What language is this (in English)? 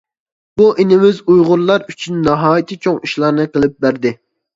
Uyghur